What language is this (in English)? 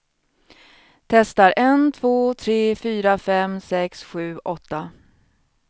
Swedish